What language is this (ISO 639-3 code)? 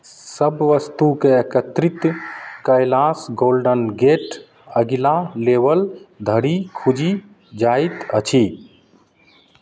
mai